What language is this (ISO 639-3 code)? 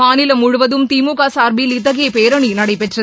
tam